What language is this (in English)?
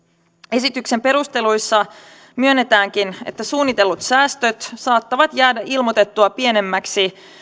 Finnish